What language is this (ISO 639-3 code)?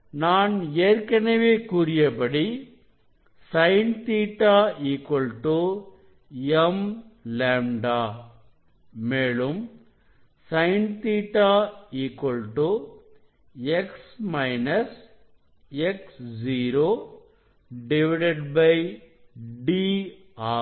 tam